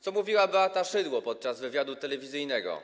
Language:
Polish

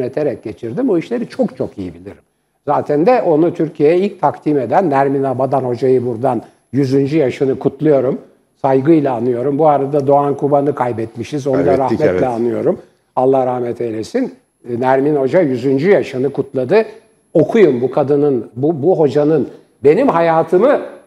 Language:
Turkish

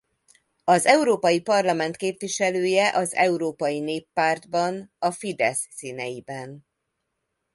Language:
Hungarian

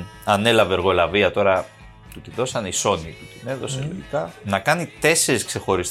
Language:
Greek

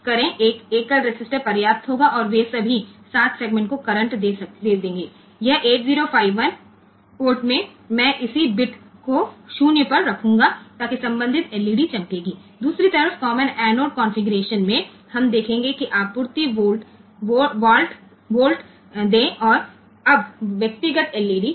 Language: Gujarati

